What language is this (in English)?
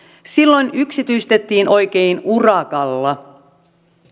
Finnish